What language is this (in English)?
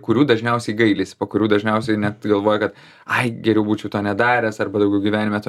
Lithuanian